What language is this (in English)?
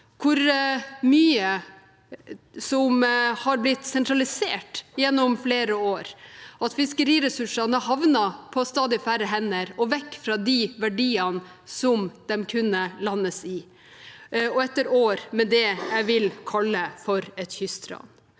Norwegian